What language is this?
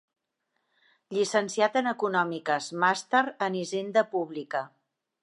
Catalan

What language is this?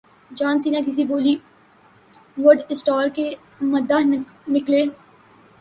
Urdu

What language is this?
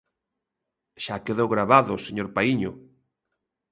Galician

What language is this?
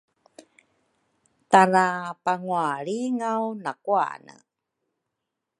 Rukai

